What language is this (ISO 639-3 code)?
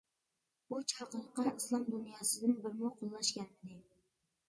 uig